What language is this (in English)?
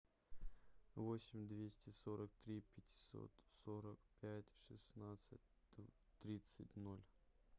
Russian